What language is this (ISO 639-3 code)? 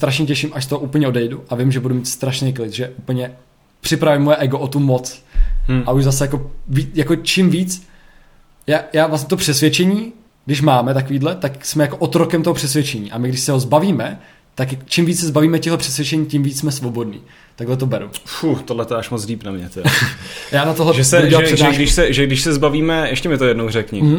ces